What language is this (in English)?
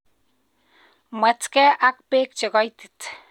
Kalenjin